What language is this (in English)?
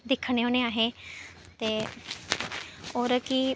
Dogri